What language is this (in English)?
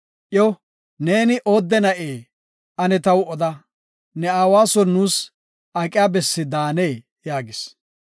Gofa